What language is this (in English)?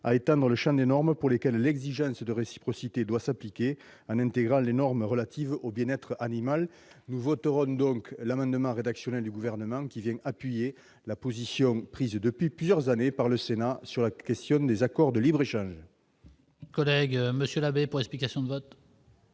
French